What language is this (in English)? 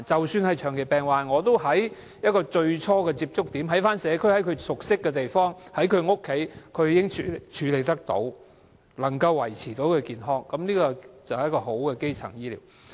Cantonese